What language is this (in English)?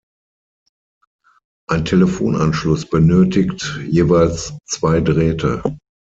German